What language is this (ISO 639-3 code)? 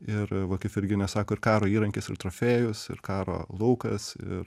lit